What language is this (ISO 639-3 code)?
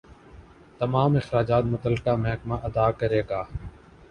urd